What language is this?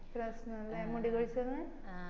Malayalam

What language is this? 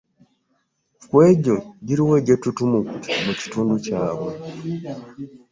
Ganda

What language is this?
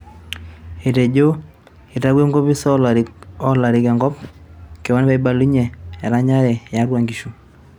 Masai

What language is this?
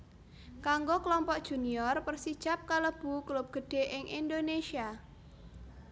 Javanese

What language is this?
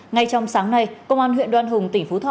Vietnamese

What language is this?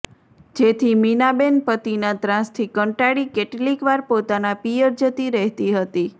Gujarati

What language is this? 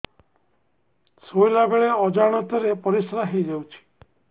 Odia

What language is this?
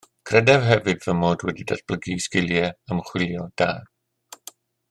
Welsh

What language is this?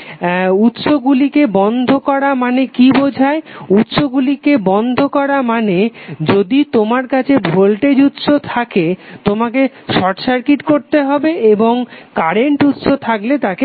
Bangla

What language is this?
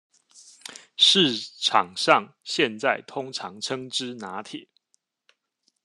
Chinese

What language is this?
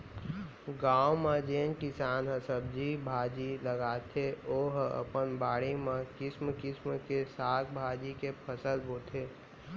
Chhattisgarhi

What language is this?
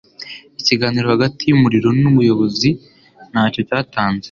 Kinyarwanda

